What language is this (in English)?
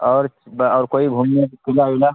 Urdu